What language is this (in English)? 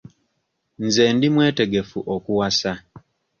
Ganda